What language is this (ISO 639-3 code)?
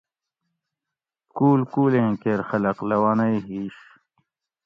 gwc